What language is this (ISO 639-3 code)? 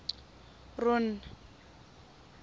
tsn